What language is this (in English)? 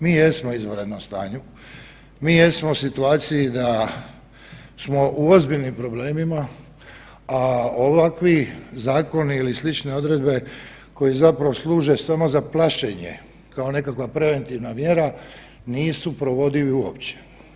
Croatian